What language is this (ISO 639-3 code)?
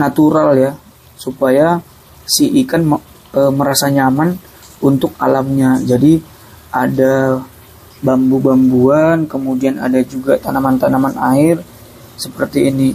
ind